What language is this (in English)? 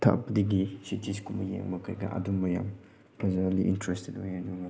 Manipuri